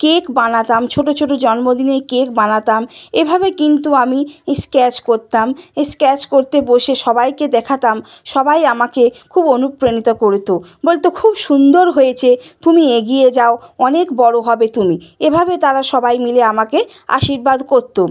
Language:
Bangla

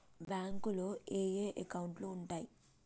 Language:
Telugu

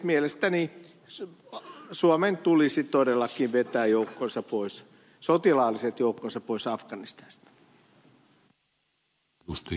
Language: Finnish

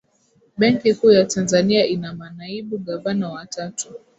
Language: Swahili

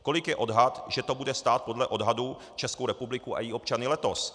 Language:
Czech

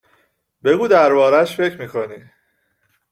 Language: Persian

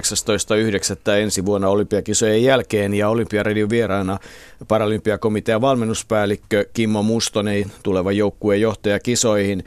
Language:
Finnish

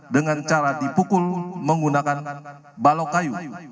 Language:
Indonesian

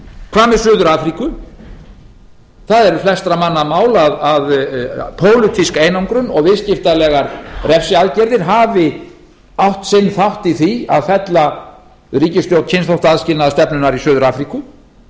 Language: Icelandic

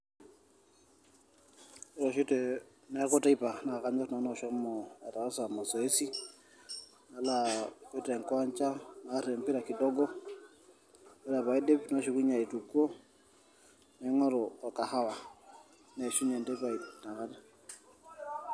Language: Masai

